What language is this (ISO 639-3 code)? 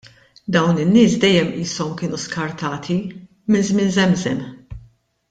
mlt